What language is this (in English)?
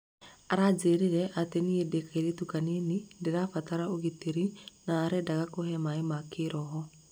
Kikuyu